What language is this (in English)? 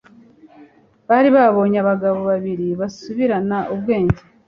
Kinyarwanda